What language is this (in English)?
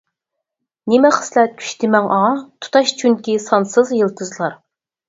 Uyghur